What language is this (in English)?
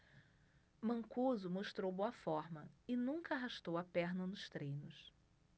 Portuguese